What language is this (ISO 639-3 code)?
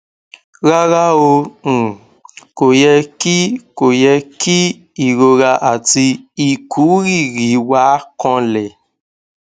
yor